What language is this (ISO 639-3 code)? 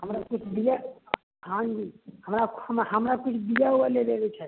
mai